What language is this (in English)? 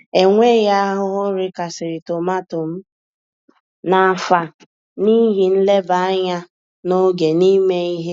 Igbo